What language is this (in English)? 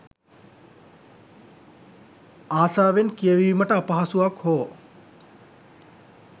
Sinhala